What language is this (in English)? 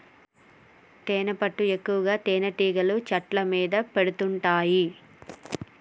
Telugu